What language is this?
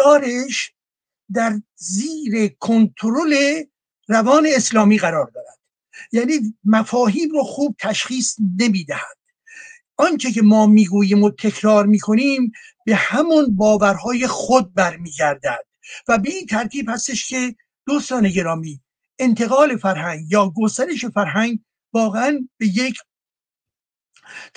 Persian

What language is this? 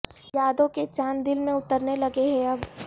Urdu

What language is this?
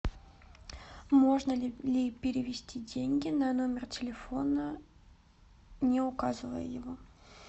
Russian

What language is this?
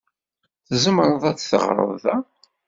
Kabyle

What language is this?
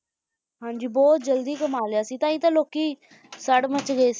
Punjabi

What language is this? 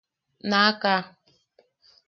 Yaqui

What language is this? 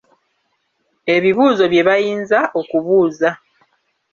Ganda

